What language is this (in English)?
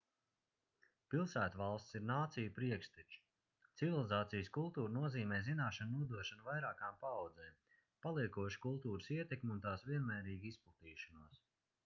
Latvian